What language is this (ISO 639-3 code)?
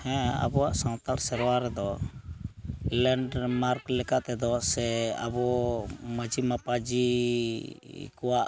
sat